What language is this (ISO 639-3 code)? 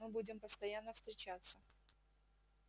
rus